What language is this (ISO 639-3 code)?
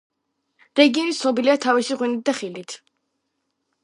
kat